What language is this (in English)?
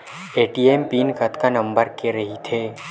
Chhattisgarhi